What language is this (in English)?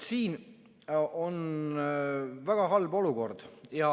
Estonian